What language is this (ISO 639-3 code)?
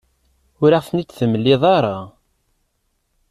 kab